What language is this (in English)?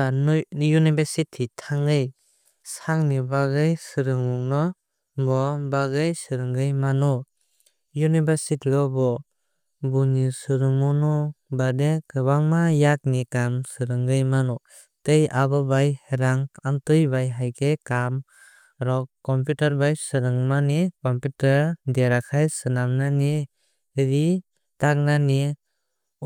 Kok Borok